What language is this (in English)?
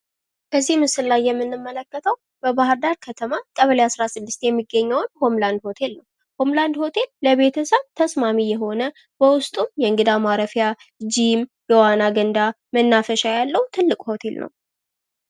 Amharic